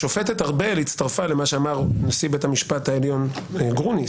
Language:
Hebrew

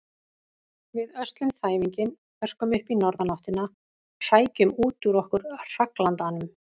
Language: Icelandic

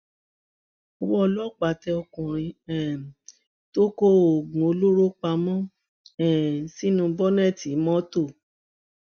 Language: Yoruba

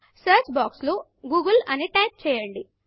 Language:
Telugu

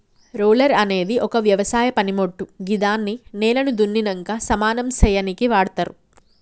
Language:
Telugu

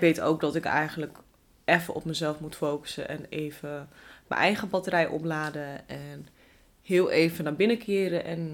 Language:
Dutch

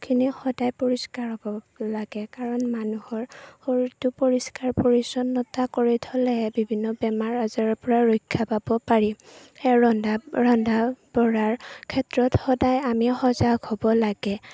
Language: Assamese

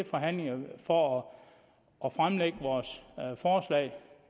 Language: Danish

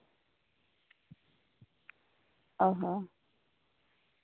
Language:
Santali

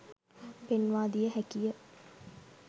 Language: Sinhala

